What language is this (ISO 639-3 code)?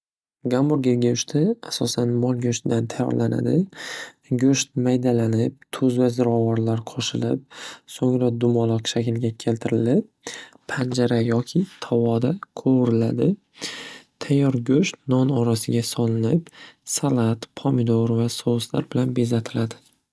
uzb